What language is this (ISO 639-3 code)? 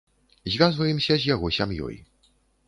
bel